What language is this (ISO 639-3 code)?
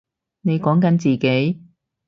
yue